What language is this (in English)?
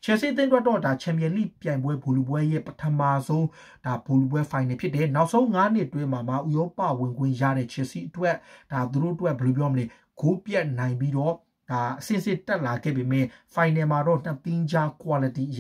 Romanian